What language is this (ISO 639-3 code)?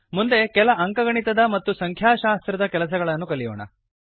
kan